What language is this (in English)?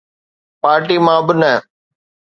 Sindhi